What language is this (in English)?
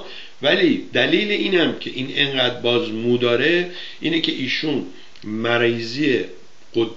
Persian